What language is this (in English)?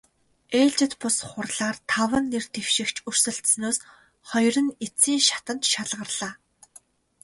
Mongolian